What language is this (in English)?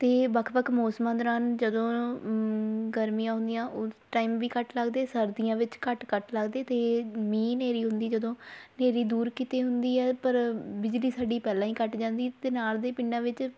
Punjabi